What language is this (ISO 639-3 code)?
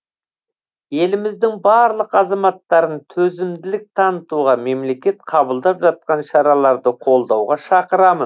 kaz